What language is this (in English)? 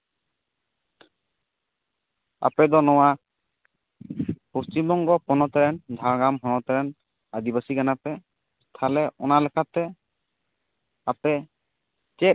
Santali